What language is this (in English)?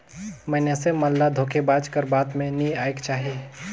Chhattisgarhi